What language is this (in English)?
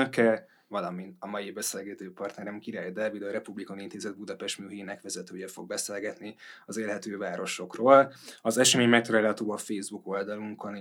Hungarian